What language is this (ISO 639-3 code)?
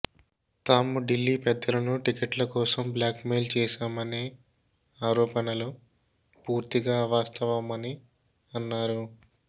tel